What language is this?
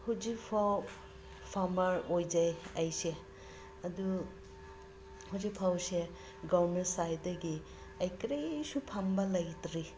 Manipuri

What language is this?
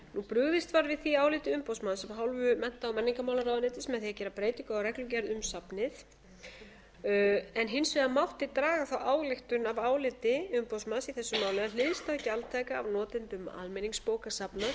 Icelandic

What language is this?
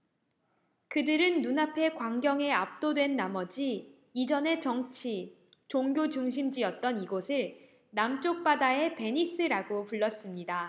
Korean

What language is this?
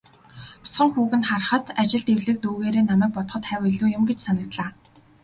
Mongolian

